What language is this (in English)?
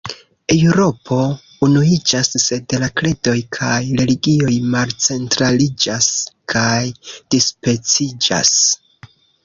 Esperanto